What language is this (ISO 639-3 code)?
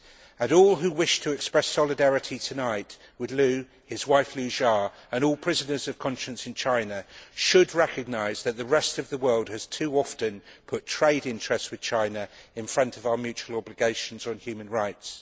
eng